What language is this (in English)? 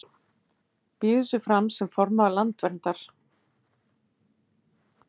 Icelandic